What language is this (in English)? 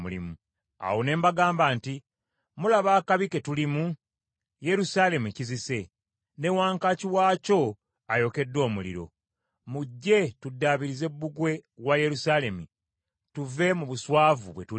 Ganda